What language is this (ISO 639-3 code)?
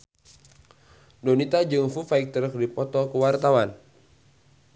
sun